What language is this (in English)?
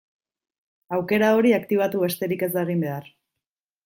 Basque